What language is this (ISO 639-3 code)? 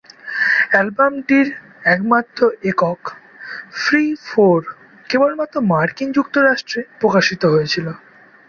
ben